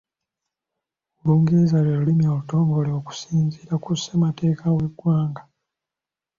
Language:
Ganda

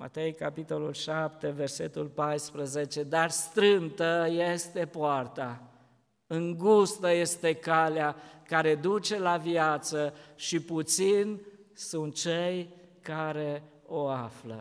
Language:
Romanian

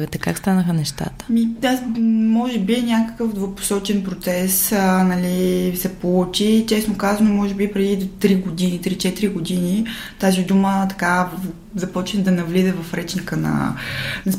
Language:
Bulgarian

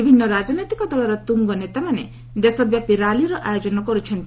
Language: Odia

